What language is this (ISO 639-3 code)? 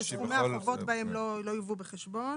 heb